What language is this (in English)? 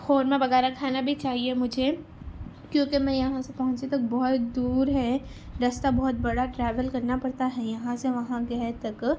Urdu